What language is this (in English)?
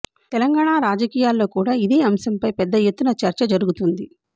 Telugu